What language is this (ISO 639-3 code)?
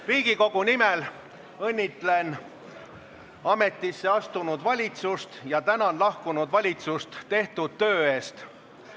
est